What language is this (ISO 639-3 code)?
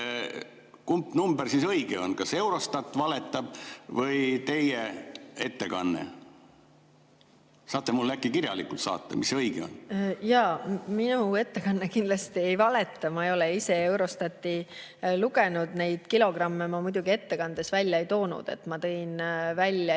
est